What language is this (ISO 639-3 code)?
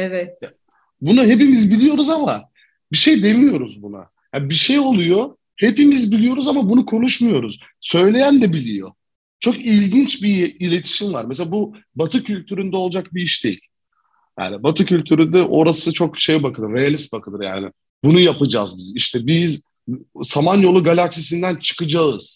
tur